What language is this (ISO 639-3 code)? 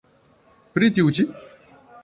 epo